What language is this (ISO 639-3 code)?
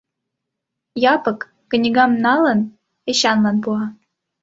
chm